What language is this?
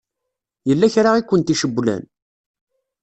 Kabyle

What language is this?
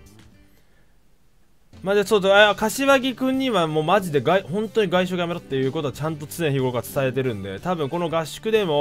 Japanese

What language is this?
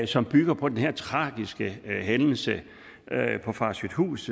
Danish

